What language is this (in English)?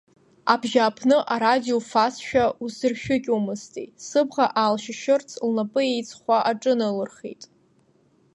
Abkhazian